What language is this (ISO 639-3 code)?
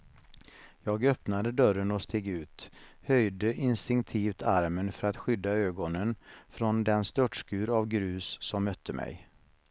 swe